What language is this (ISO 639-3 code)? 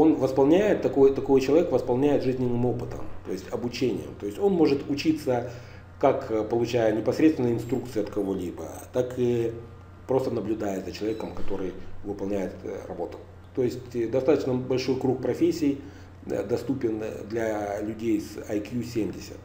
rus